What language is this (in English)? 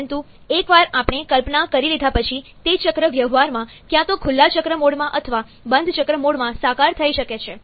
Gujarati